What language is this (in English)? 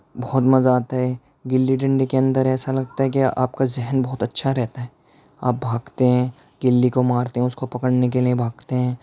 Urdu